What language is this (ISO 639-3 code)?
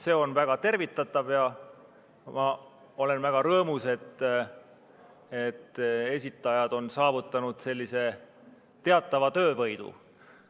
est